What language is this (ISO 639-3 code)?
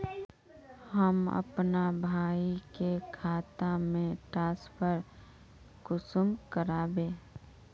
mag